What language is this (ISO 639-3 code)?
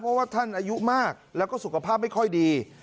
tha